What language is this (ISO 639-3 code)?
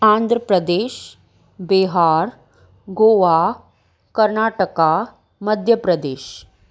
snd